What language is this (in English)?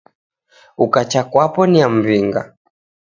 Taita